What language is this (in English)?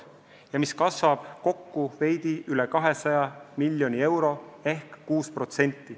Estonian